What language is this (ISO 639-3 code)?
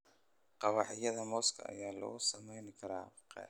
som